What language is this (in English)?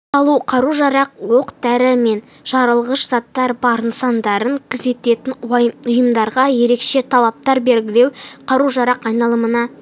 Kazakh